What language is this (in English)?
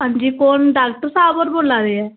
Dogri